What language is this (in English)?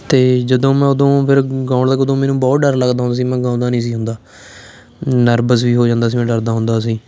Punjabi